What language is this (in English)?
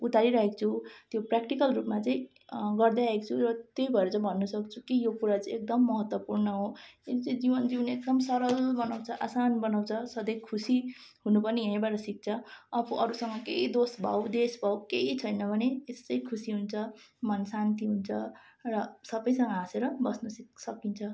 Nepali